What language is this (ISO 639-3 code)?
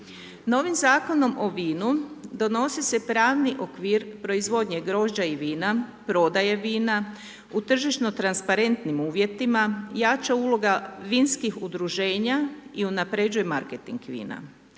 hrv